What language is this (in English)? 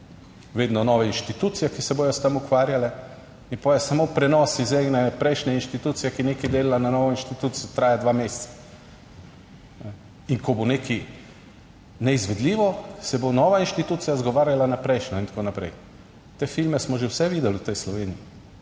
Slovenian